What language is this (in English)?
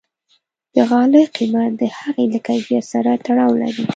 Pashto